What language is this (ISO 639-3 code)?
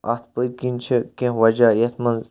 kas